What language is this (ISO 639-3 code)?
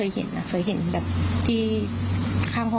tha